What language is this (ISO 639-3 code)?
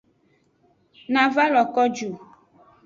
ajg